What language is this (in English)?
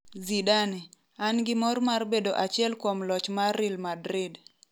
Luo (Kenya and Tanzania)